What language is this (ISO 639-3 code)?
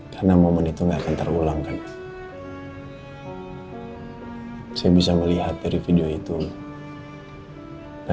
ind